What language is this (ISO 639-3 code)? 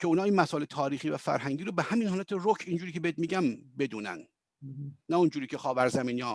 fas